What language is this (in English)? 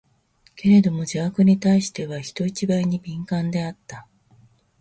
Japanese